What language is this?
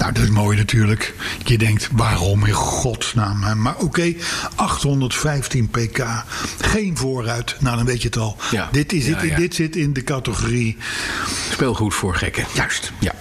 Dutch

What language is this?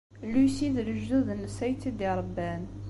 Kabyle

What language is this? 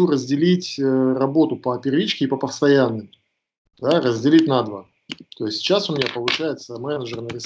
Russian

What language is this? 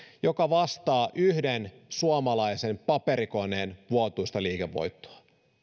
Finnish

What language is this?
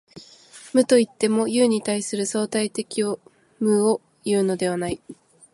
Japanese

